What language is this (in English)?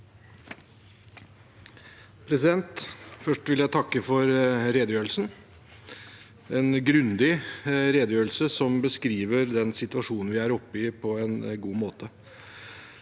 Norwegian